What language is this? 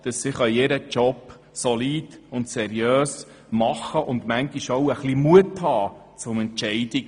Swiss German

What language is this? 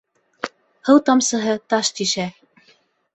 Bashkir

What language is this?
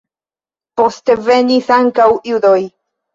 Esperanto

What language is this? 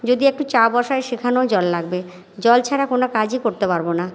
Bangla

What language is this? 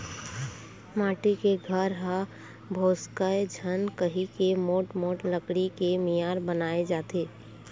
Chhattisgarhi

